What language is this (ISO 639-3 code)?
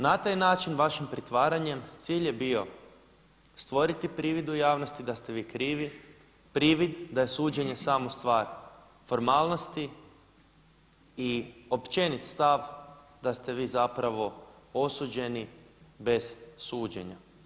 hrv